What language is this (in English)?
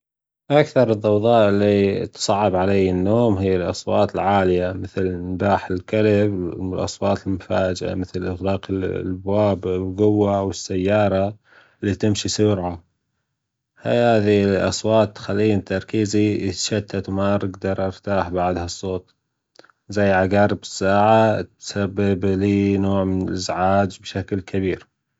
Gulf Arabic